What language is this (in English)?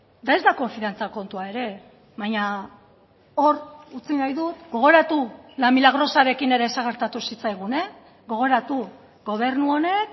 Basque